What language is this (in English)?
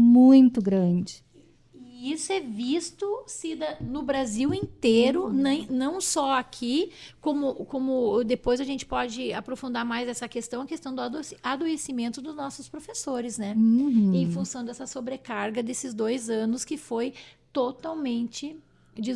Portuguese